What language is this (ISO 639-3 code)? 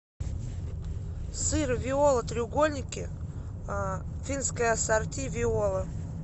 rus